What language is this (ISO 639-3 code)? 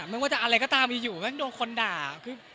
tha